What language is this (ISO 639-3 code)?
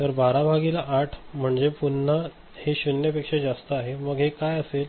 mar